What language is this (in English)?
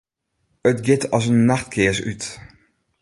Western Frisian